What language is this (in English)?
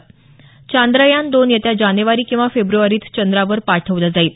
Marathi